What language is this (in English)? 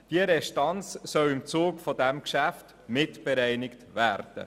Swiss German